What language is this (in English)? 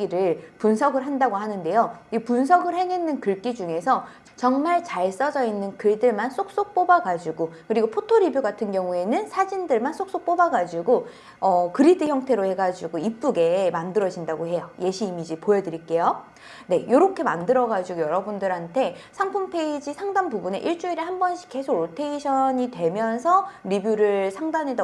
Korean